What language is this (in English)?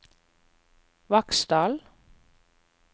Norwegian